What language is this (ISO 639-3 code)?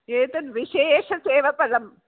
san